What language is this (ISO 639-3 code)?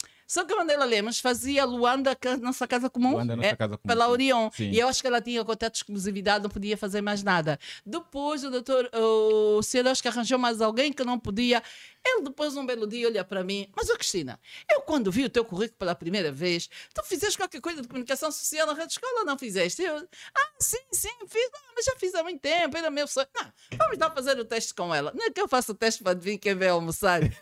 por